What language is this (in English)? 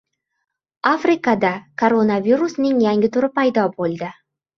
Uzbek